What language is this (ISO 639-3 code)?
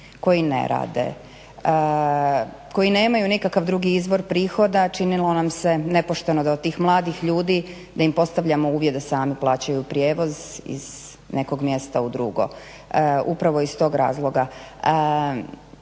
hrv